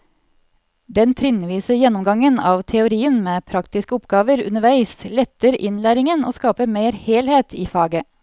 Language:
Norwegian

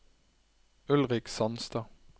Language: Norwegian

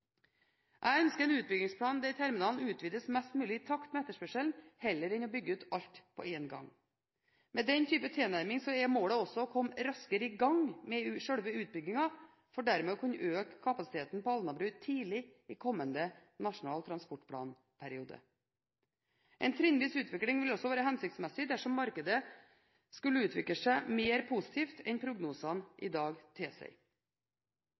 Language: Norwegian Bokmål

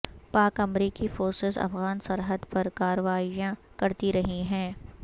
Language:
Urdu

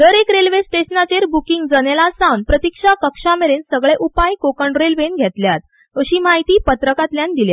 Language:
Konkani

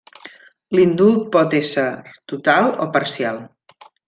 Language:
Catalan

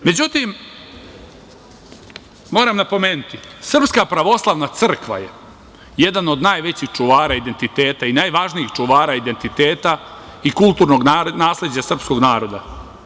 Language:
Serbian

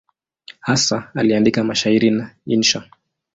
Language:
Swahili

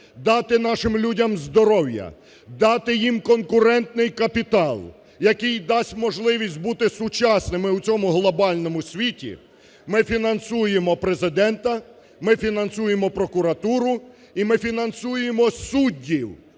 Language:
Ukrainian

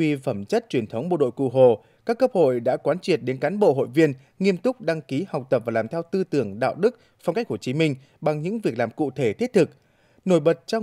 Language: Vietnamese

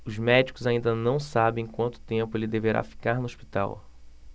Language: Portuguese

